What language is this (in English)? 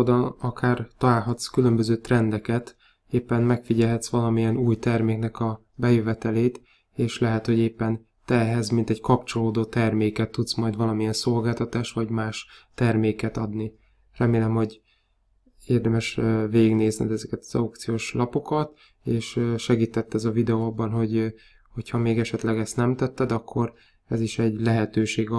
Hungarian